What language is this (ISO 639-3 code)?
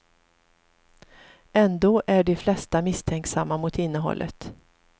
swe